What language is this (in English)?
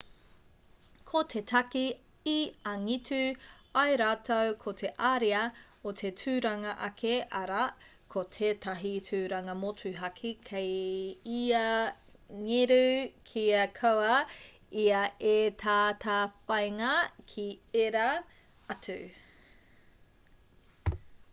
Māori